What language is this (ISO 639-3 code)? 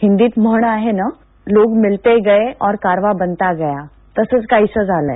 mar